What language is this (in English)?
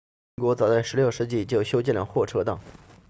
Chinese